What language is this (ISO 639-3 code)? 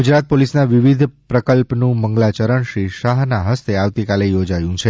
guj